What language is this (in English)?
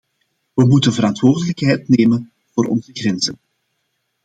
Dutch